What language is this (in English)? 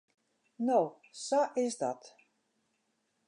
Western Frisian